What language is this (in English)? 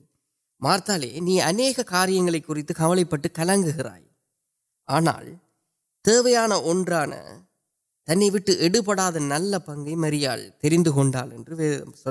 Urdu